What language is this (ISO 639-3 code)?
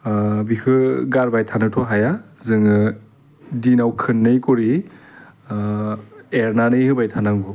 brx